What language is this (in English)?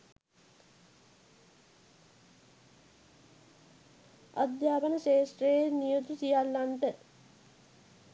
Sinhala